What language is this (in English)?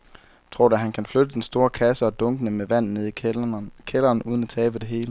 Danish